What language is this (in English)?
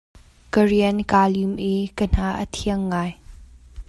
Hakha Chin